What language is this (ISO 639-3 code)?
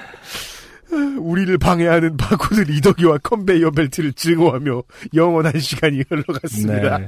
kor